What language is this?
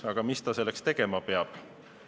Estonian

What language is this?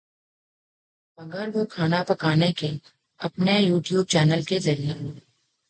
Urdu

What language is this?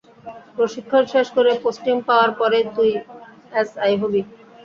Bangla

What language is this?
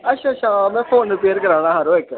Dogri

